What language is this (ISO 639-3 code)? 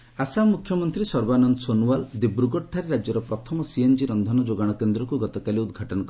ori